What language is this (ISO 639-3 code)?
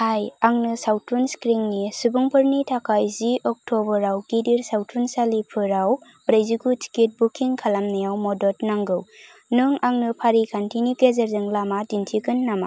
brx